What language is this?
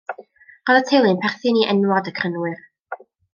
Welsh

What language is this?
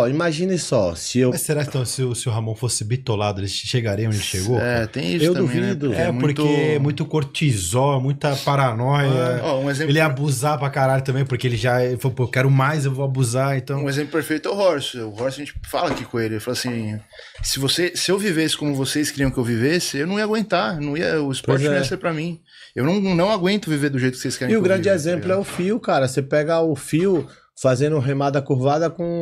Portuguese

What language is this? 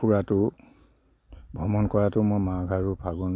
Assamese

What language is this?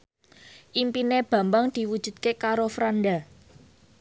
Javanese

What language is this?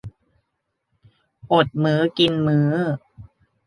Thai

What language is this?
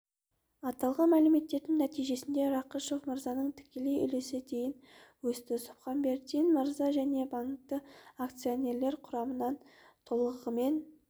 Kazakh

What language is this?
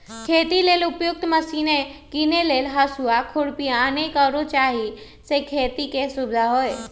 Magahi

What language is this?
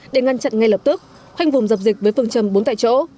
Vietnamese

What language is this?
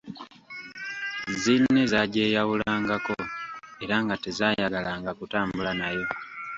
Ganda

